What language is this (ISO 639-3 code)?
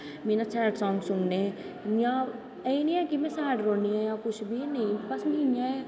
doi